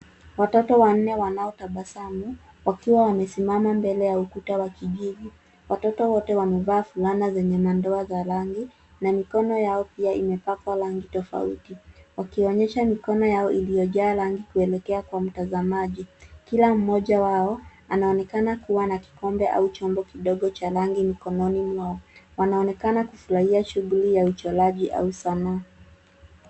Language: Swahili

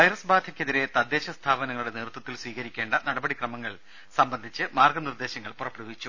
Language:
Malayalam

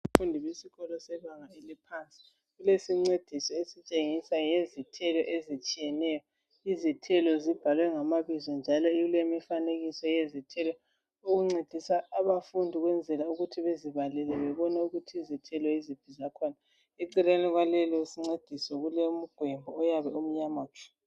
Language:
North Ndebele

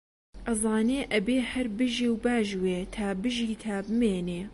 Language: Central Kurdish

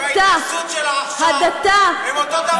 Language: Hebrew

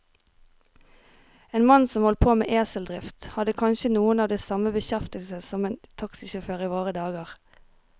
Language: Norwegian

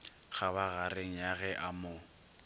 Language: Northern Sotho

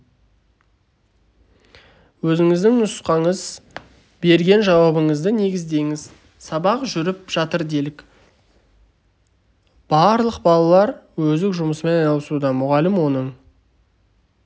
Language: Kazakh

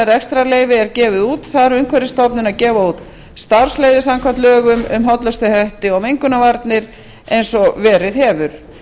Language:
Icelandic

